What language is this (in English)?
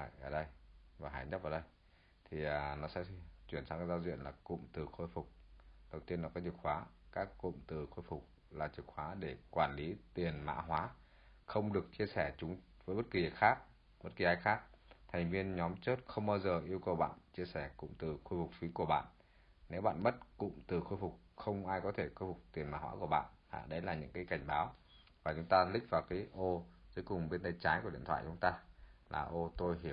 Vietnamese